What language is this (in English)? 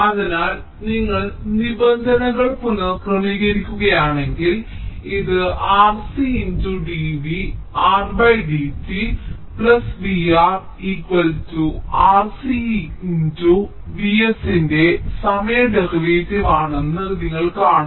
Malayalam